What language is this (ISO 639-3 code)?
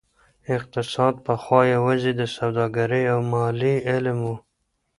pus